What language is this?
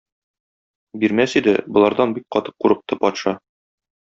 Tatar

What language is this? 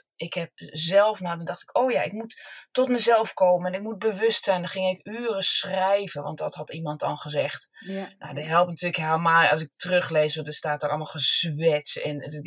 Dutch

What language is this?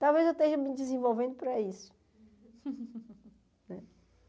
Portuguese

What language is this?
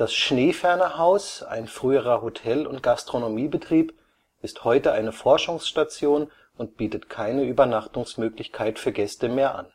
German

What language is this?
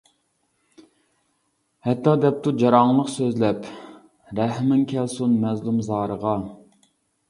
Uyghur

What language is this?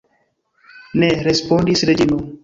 Esperanto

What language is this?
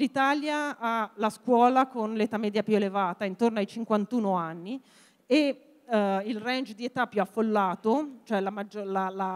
Italian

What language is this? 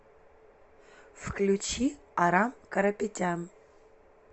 Russian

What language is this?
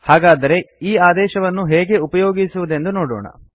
Kannada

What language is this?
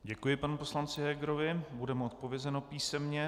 Czech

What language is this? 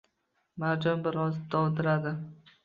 Uzbek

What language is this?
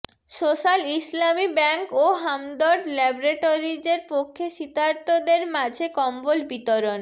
Bangla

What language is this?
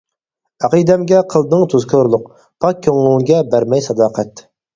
Uyghur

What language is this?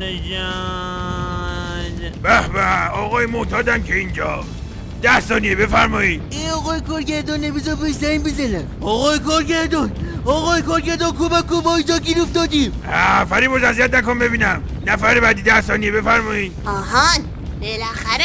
Persian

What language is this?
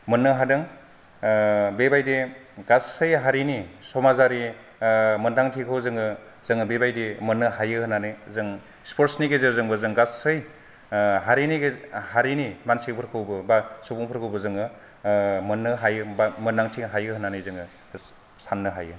Bodo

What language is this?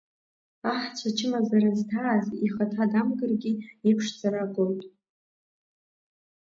Abkhazian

